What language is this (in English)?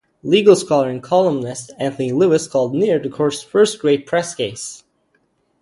English